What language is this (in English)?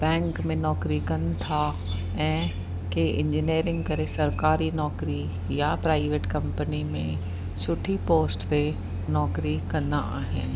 Sindhi